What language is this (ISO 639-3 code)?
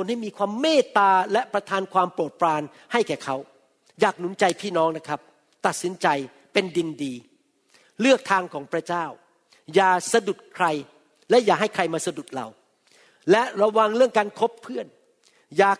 tha